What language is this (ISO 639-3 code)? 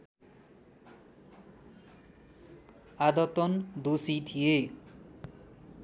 nep